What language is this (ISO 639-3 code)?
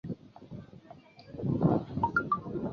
zho